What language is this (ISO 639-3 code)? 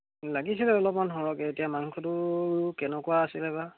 asm